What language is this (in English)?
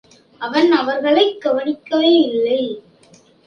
Tamil